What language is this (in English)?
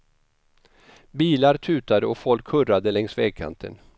Swedish